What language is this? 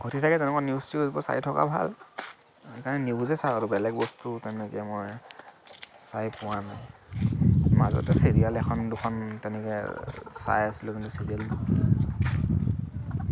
Assamese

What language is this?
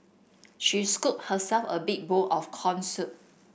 English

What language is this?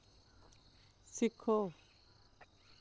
Dogri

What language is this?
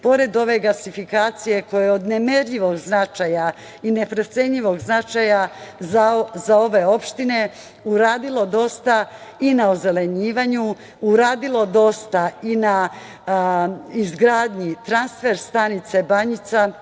Serbian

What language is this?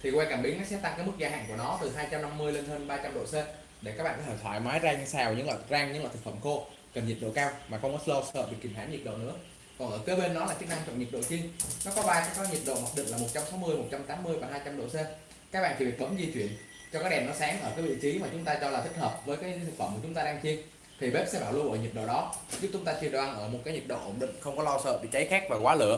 Vietnamese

